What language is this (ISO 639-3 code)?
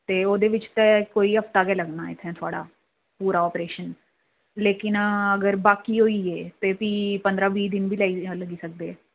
doi